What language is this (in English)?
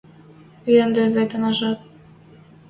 Western Mari